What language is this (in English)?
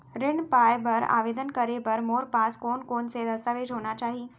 Chhattisgarhi